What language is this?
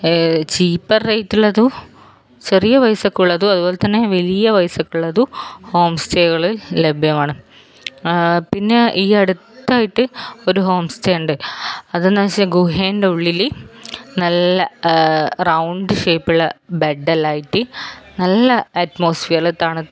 Malayalam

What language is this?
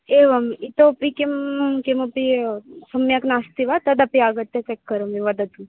Sanskrit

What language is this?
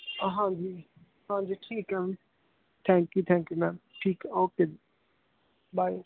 Punjabi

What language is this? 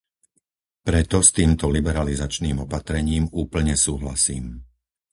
Slovak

